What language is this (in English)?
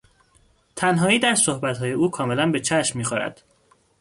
Persian